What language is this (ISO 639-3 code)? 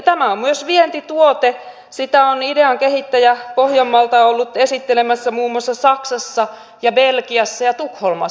fin